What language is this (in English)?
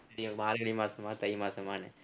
Tamil